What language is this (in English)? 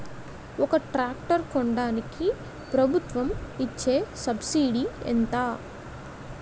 Telugu